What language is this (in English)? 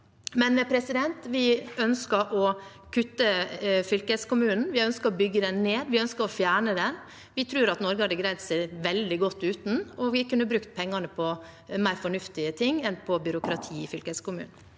Norwegian